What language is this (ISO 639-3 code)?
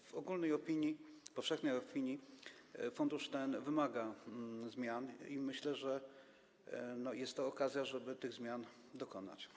pol